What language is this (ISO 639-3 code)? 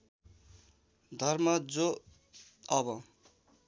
nep